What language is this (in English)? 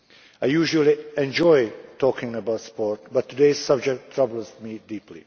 English